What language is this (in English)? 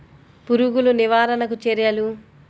Telugu